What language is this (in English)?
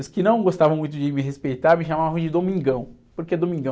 Portuguese